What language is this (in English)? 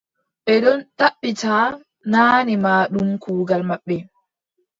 Adamawa Fulfulde